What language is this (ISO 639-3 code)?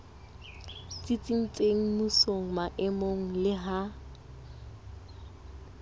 sot